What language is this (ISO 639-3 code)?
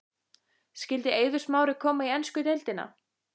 isl